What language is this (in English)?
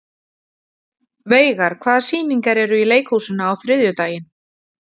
Icelandic